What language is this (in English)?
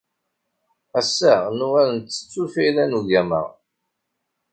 Kabyle